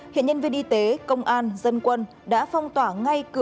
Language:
Vietnamese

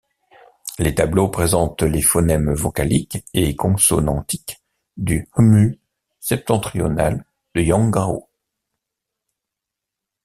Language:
French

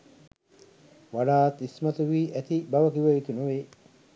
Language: Sinhala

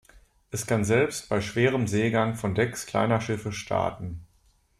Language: German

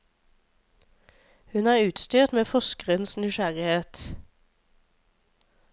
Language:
Norwegian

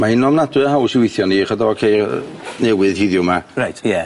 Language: Welsh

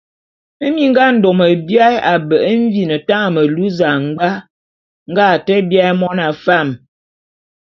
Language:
Bulu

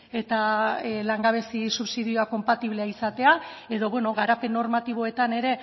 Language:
Basque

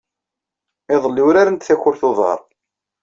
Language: Kabyle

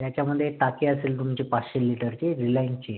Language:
Marathi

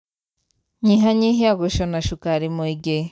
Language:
Kikuyu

